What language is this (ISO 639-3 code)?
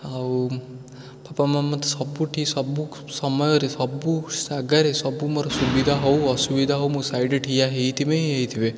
ori